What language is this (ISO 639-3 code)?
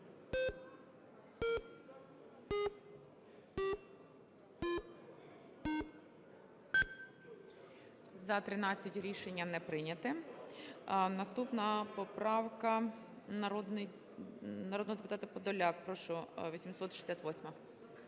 ukr